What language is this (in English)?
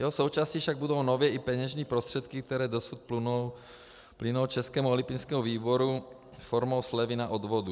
Czech